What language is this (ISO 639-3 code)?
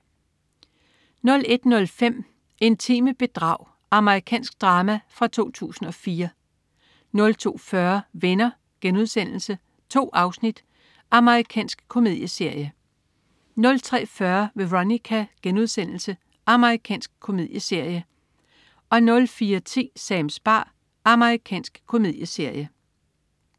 dan